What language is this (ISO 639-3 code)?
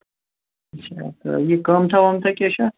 kas